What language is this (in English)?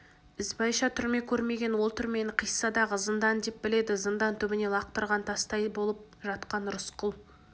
Kazakh